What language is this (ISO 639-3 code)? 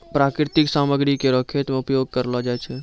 mai